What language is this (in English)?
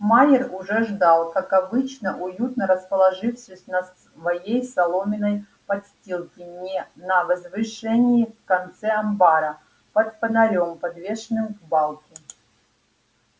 Russian